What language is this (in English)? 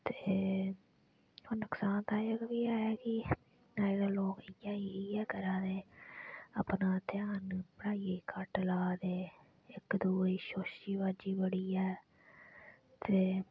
Dogri